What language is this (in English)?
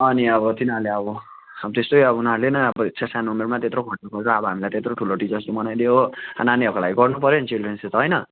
Nepali